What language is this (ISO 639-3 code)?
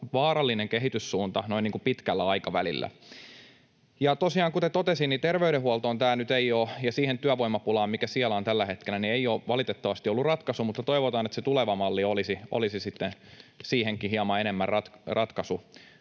fin